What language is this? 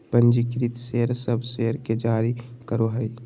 Magahi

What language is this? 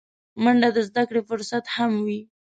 Pashto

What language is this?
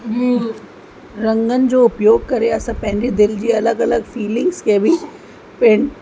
Sindhi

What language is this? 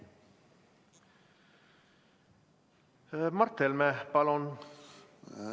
Estonian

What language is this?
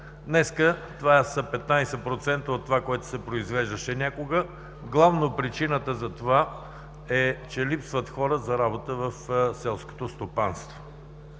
Bulgarian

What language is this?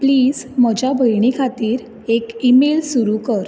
Konkani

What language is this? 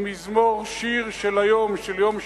Hebrew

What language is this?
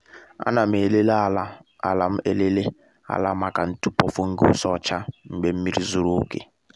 Igbo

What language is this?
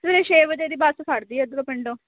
Punjabi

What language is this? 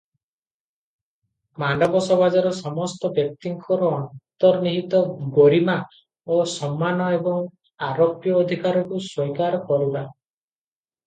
Odia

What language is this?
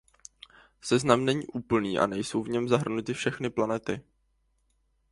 Czech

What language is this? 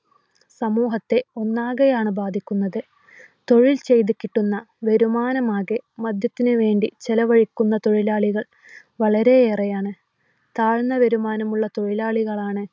Malayalam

